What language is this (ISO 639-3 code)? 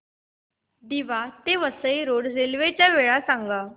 mar